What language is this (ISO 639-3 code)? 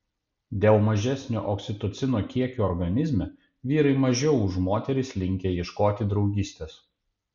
lit